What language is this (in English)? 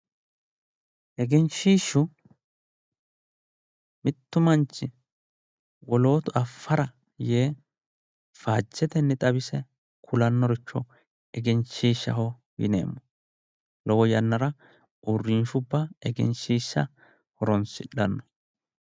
Sidamo